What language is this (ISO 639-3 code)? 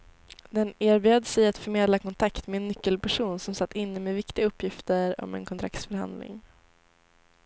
swe